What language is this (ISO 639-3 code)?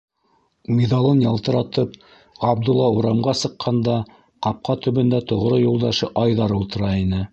bak